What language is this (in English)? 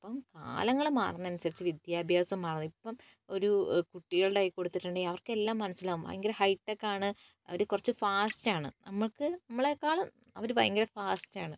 Malayalam